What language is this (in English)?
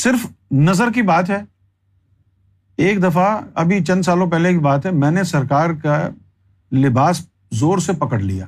Urdu